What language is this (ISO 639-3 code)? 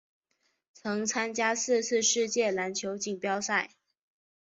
zho